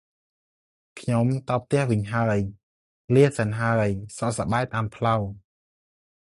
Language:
Khmer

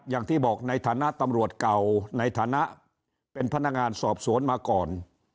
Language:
Thai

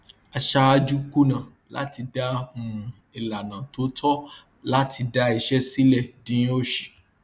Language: Yoruba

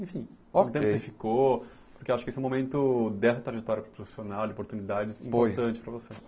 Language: Portuguese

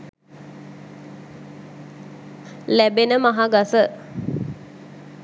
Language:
Sinhala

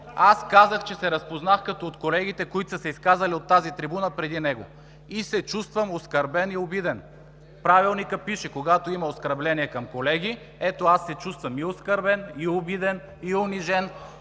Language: Bulgarian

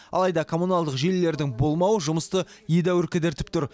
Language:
Kazakh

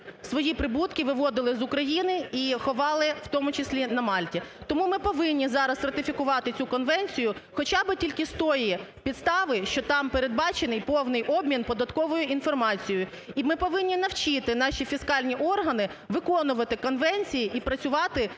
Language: Ukrainian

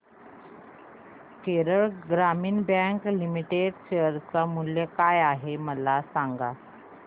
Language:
Marathi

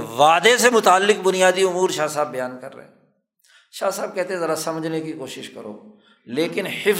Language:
Urdu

